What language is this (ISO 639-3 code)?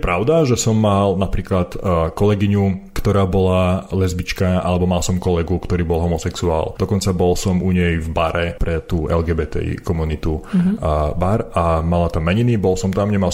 slk